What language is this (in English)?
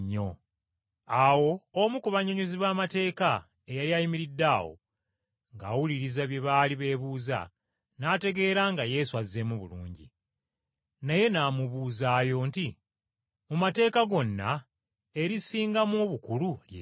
Ganda